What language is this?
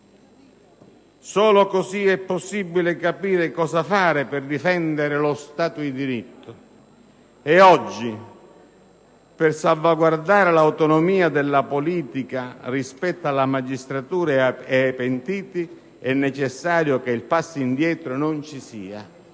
Italian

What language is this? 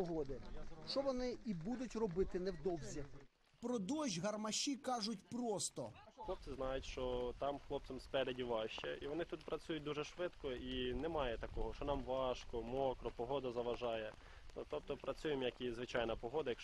Ukrainian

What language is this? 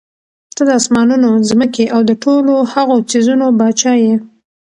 Pashto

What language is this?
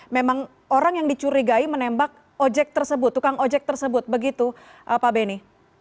Indonesian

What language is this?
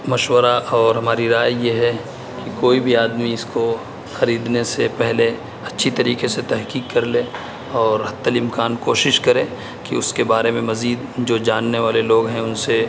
Urdu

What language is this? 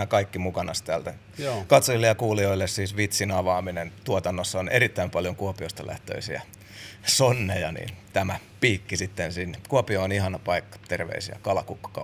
Finnish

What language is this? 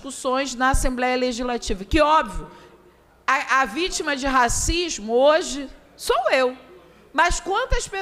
Portuguese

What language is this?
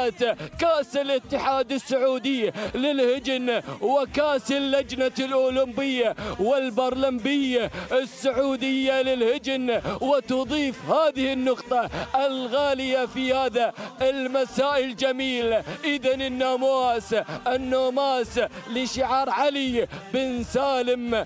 Arabic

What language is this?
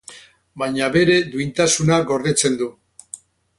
Basque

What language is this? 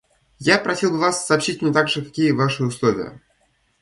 Russian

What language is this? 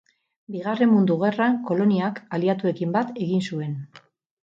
Basque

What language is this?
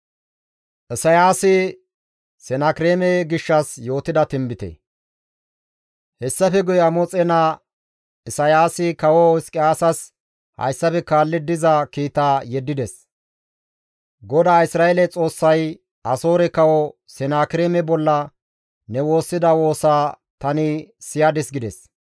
Gamo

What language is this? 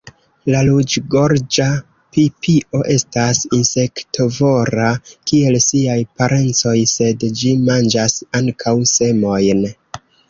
Esperanto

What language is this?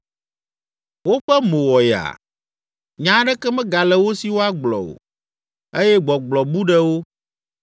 Ewe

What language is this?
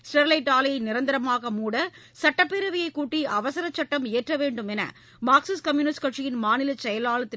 Tamil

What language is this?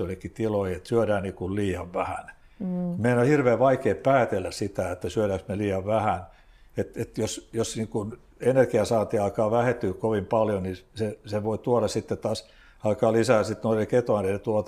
Finnish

